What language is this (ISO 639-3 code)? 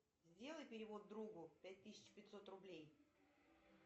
rus